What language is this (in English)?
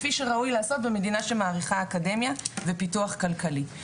Hebrew